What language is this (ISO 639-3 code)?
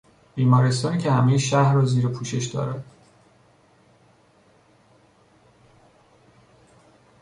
fas